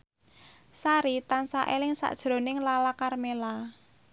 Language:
Javanese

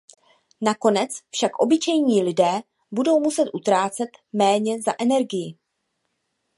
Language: Czech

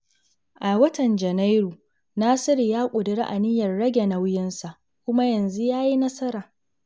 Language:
Hausa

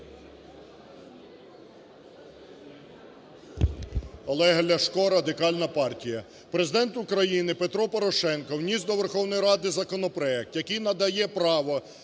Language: Ukrainian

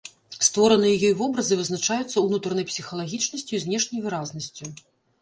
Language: Belarusian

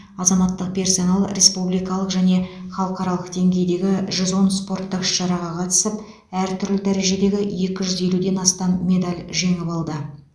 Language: Kazakh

